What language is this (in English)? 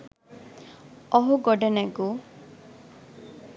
Sinhala